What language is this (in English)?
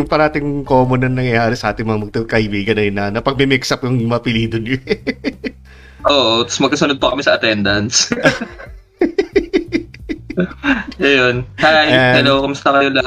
Filipino